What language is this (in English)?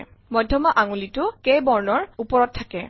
Assamese